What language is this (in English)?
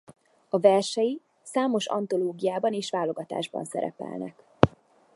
Hungarian